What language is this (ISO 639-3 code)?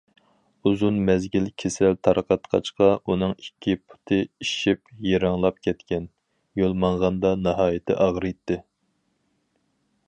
uig